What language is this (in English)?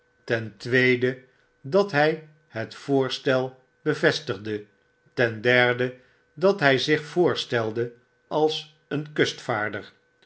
Dutch